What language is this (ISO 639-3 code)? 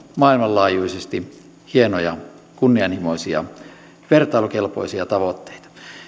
fin